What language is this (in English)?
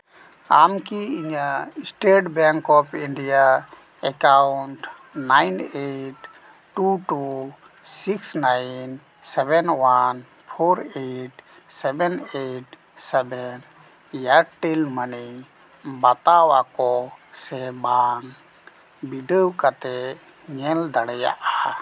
Santali